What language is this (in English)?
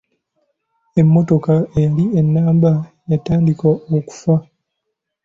Ganda